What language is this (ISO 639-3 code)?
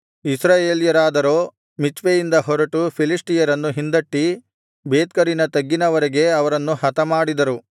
kan